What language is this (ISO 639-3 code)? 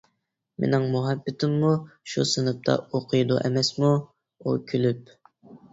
uig